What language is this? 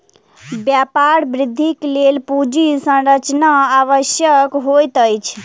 Maithili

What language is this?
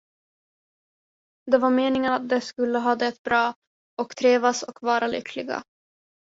Swedish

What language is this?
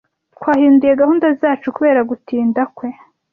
Kinyarwanda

